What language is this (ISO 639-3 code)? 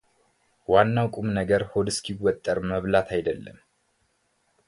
amh